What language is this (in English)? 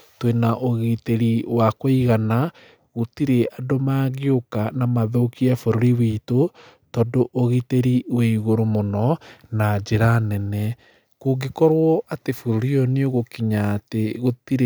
Kikuyu